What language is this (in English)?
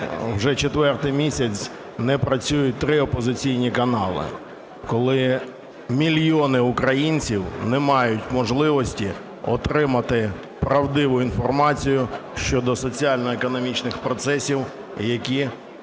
Ukrainian